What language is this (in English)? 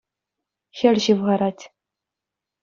Chuvash